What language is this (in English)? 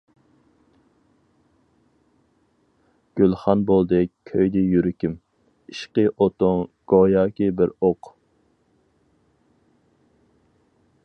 Uyghur